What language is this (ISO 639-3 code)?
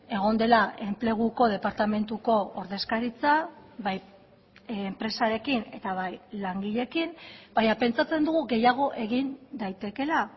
eus